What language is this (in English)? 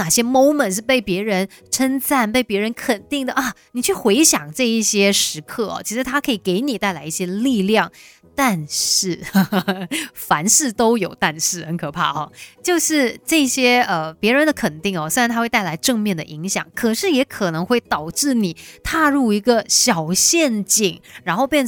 Chinese